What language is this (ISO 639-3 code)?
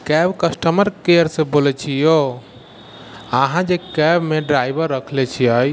mai